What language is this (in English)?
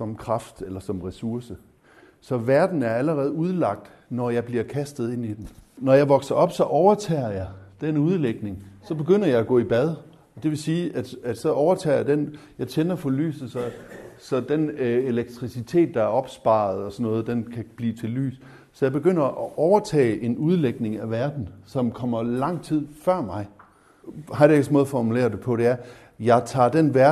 Danish